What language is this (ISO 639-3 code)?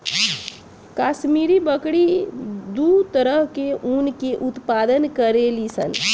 bho